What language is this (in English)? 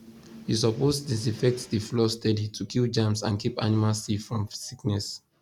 Nigerian Pidgin